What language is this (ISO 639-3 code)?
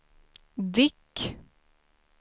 swe